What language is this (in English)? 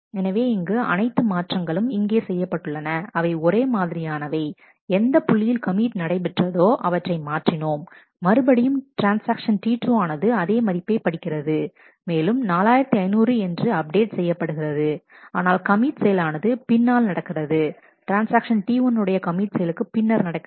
Tamil